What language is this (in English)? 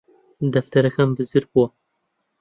Central Kurdish